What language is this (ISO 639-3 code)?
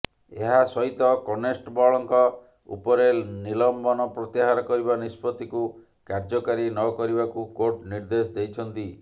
ori